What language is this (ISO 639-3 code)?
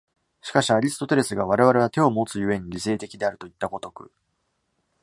jpn